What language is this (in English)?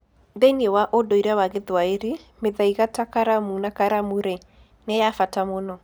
Kikuyu